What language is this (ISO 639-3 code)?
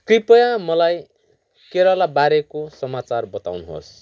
nep